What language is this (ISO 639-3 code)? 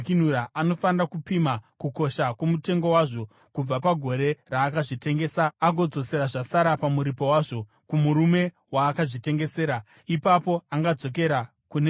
sna